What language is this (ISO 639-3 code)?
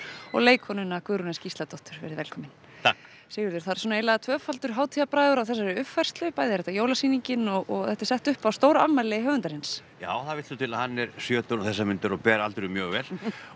isl